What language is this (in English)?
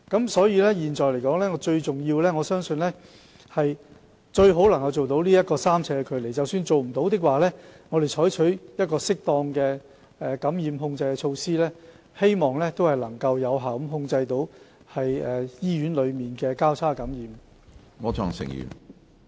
Cantonese